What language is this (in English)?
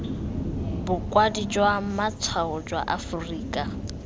Tswana